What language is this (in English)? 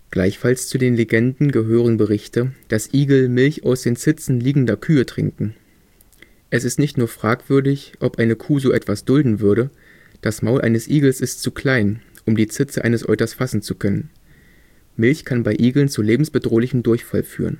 German